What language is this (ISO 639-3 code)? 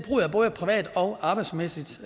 dan